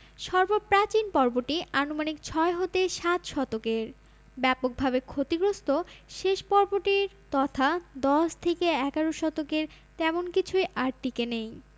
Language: Bangla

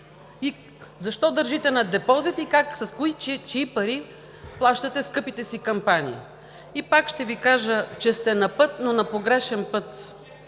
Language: Bulgarian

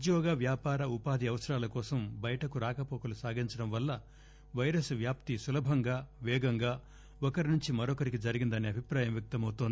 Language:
Telugu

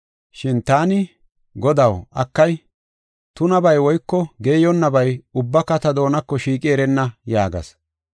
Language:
Gofa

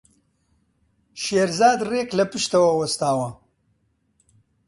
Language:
Central Kurdish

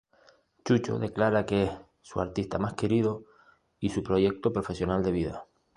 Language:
Spanish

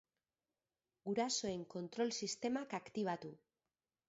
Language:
Basque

